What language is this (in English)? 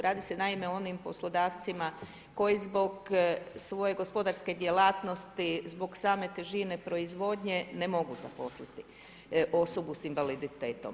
Croatian